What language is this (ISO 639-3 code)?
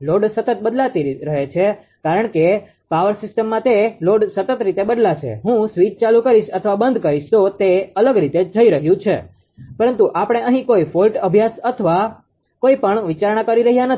guj